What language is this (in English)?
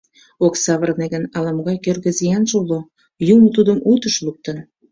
Mari